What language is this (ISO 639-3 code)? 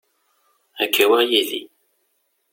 kab